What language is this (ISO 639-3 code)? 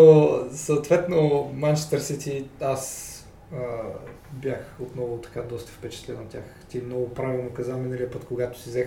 bul